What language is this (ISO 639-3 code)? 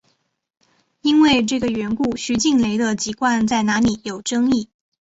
zho